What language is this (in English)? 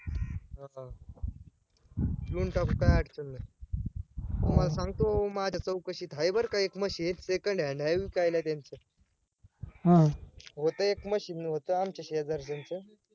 Marathi